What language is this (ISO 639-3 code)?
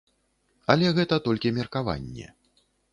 bel